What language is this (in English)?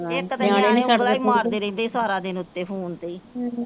Punjabi